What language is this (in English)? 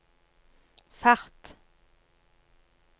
Norwegian